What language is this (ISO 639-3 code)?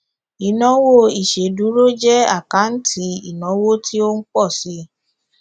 yor